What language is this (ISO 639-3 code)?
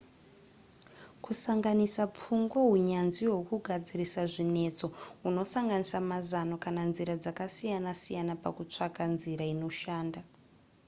sna